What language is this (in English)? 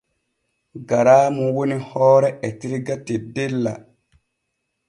Borgu Fulfulde